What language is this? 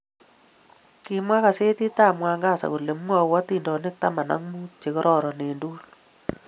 Kalenjin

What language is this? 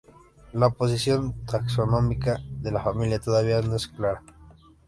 Spanish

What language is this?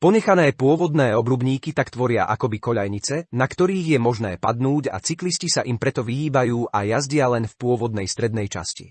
Slovak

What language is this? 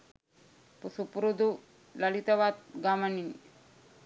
Sinhala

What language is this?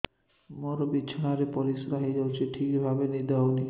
Odia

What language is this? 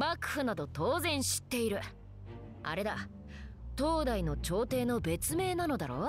Japanese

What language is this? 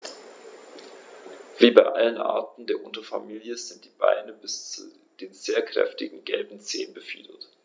German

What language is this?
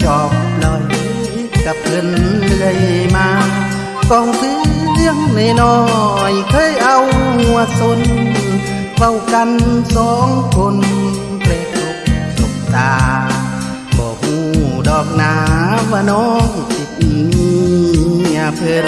Thai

